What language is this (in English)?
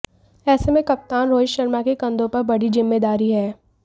Hindi